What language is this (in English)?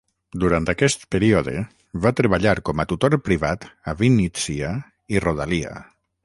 Catalan